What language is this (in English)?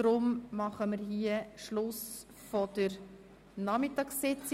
Swiss German